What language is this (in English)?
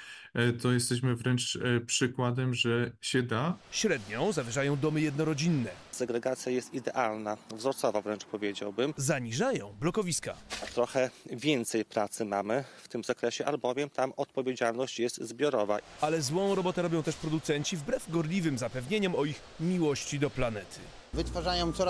Polish